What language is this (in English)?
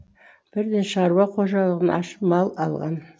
Kazakh